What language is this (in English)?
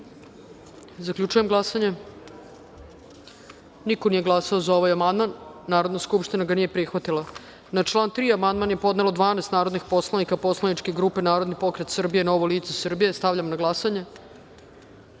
Serbian